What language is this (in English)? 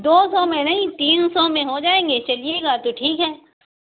Urdu